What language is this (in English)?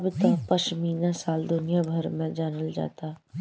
Bhojpuri